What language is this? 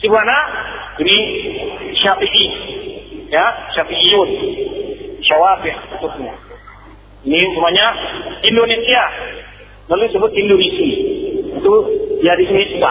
Malay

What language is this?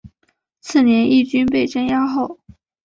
Chinese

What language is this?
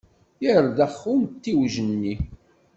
Kabyle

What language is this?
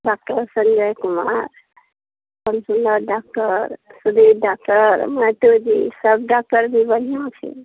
Maithili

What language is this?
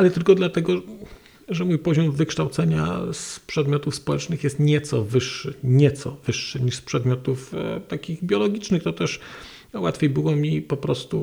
Polish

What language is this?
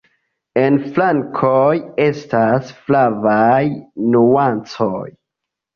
Esperanto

